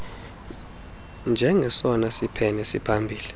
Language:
Xhosa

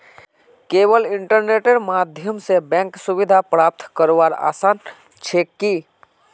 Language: Magahi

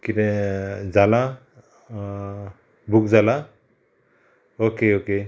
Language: Konkani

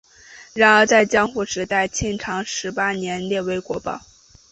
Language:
Chinese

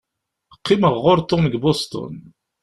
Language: Kabyle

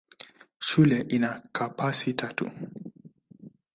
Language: Swahili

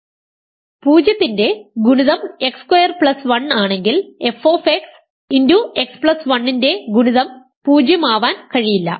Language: Malayalam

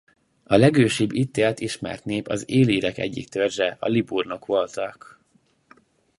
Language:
Hungarian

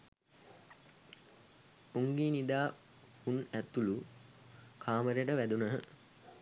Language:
Sinhala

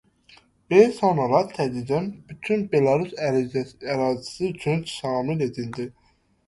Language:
Azerbaijani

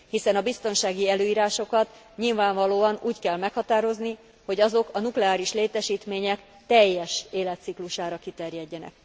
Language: Hungarian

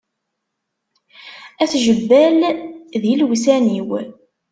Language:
Kabyle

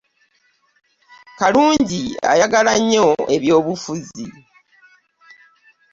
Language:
Ganda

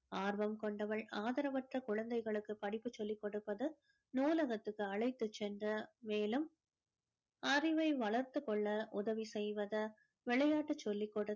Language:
Tamil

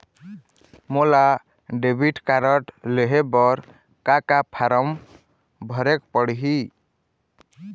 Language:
Chhattisgarhi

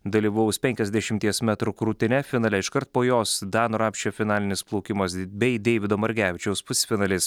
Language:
Lithuanian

